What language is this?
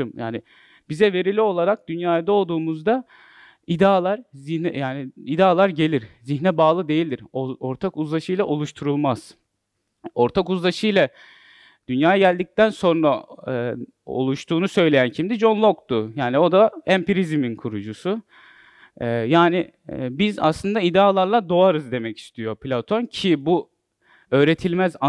Turkish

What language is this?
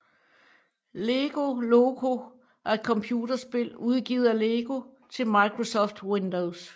Danish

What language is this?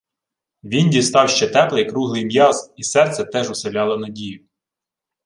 Ukrainian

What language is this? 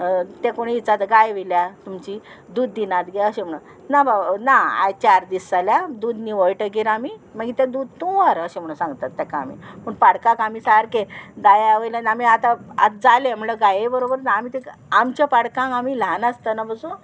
Konkani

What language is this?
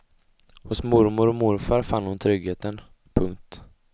Swedish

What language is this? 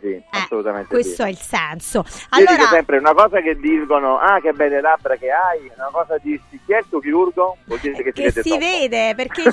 Italian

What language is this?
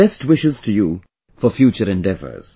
English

